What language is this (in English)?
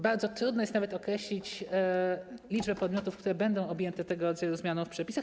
Polish